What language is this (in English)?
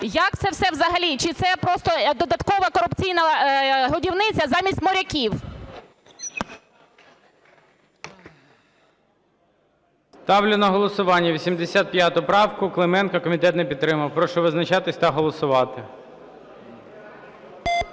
Ukrainian